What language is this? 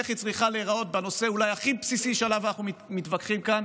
Hebrew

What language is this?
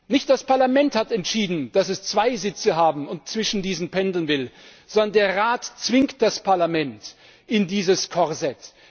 German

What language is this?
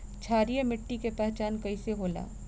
Bhojpuri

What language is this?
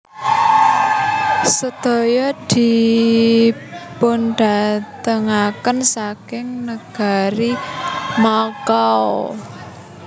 Javanese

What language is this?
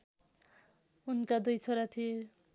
Nepali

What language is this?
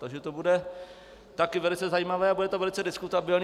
Czech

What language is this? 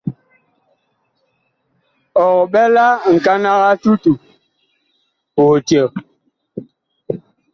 Bakoko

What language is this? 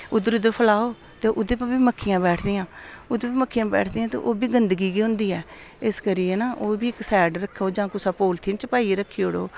Dogri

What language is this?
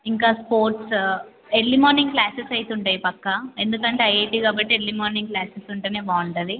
Telugu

